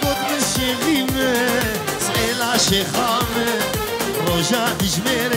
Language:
Arabic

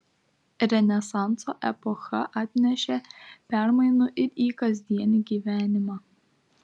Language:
Lithuanian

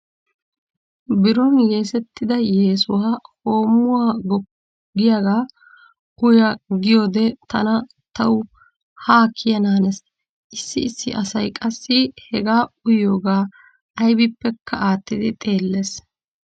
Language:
Wolaytta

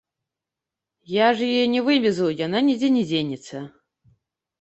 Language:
Belarusian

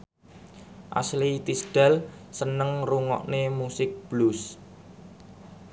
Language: Javanese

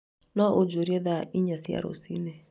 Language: Kikuyu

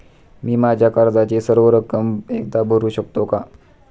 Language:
Marathi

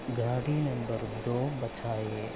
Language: Sanskrit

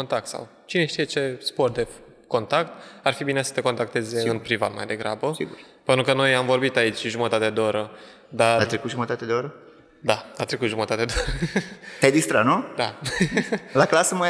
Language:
Romanian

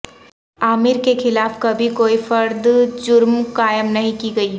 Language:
Urdu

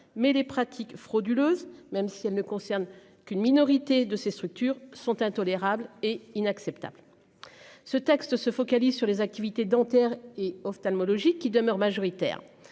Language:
French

